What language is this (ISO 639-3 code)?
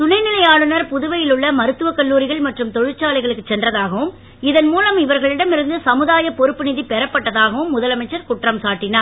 tam